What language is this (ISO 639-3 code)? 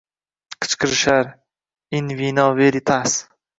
uzb